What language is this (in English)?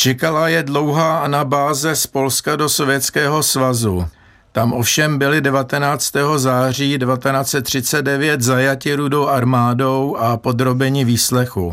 Czech